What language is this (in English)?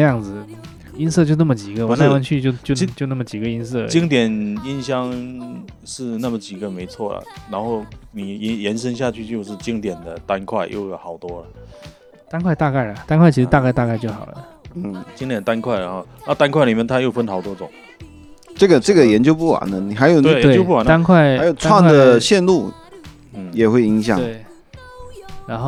Chinese